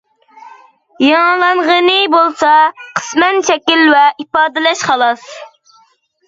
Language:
Uyghur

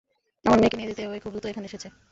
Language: Bangla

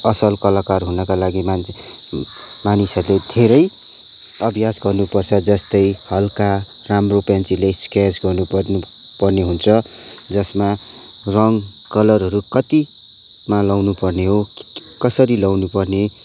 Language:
Nepali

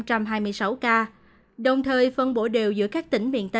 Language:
Vietnamese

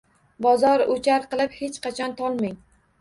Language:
Uzbek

